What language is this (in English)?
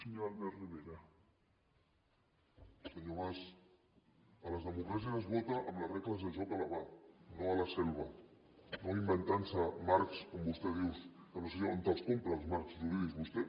Catalan